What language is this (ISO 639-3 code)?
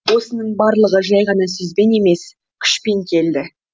kaz